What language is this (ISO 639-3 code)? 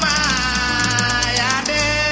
wol